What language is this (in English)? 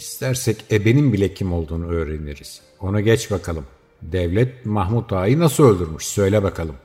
Turkish